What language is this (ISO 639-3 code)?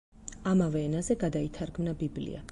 kat